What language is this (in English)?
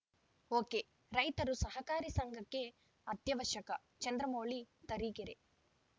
Kannada